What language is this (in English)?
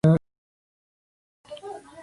Spanish